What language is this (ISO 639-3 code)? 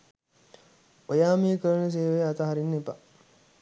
sin